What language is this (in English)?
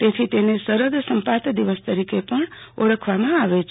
Gujarati